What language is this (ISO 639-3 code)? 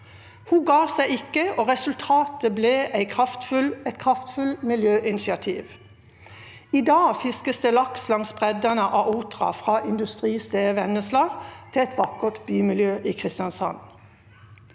nor